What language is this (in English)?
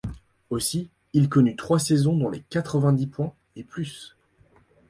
French